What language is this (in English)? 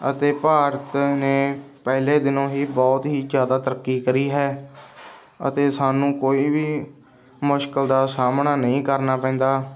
Punjabi